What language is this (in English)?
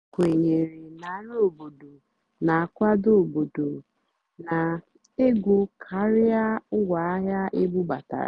Igbo